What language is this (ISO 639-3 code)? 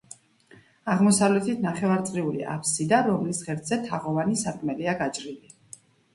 kat